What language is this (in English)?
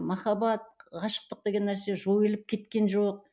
Kazakh